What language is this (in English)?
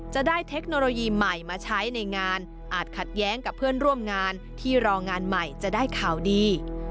Thai